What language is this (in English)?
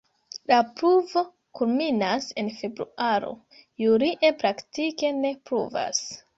Esperanto